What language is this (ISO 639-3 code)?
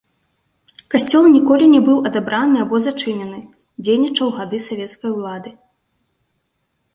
bel